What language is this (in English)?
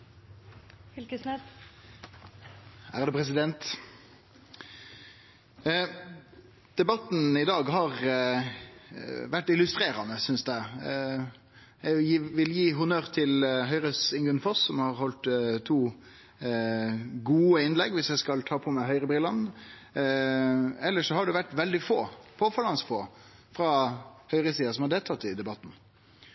Norwegian Nynorsk